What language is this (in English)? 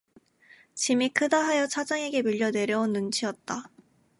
Korean